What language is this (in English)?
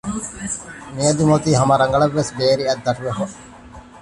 Divehi